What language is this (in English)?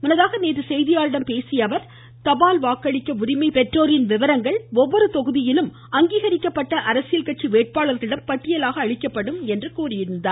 Tamil